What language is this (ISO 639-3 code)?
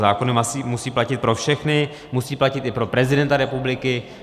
ces